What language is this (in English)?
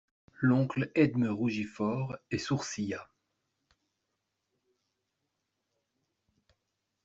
French